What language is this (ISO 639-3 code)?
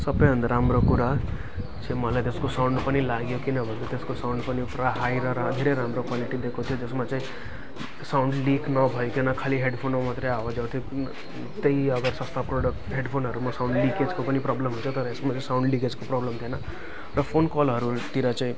nep